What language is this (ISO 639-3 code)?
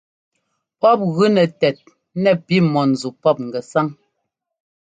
jgo